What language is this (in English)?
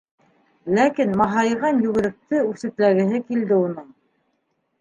Bashkir